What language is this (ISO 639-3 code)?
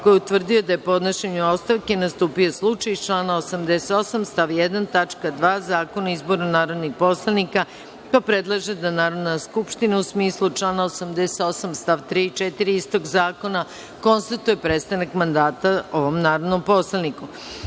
srp